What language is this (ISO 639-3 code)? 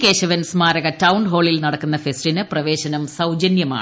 mal